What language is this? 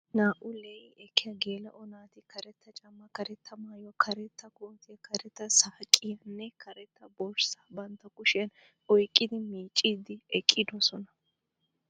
Wolaytta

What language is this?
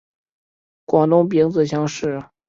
Chinese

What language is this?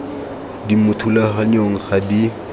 Tswana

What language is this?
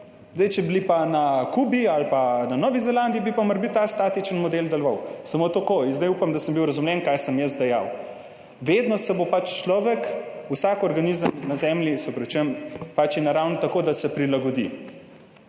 Slovenian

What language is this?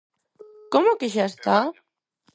Galician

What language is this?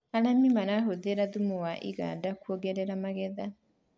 Kikuyu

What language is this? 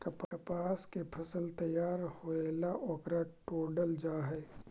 Magahi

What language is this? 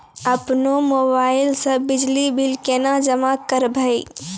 Maithili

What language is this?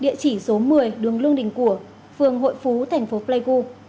Vietnamese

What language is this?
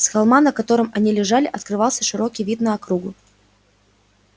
Russian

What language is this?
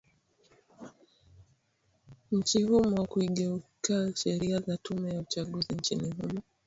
Swahili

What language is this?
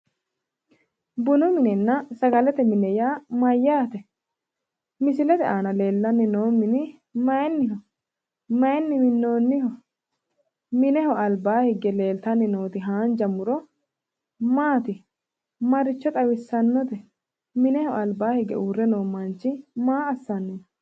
Sidamo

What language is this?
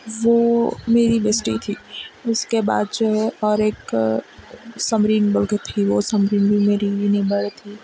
Urdu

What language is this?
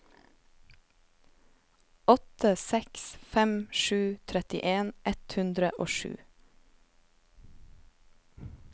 Norwegian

